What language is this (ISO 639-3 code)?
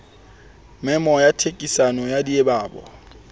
sot